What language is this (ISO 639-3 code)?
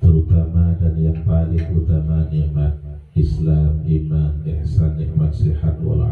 ara